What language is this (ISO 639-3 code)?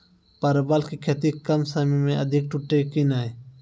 mai